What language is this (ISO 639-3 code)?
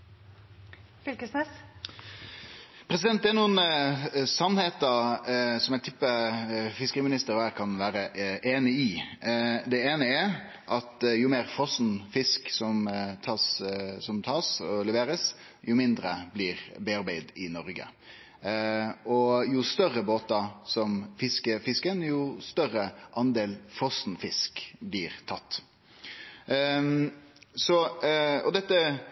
nno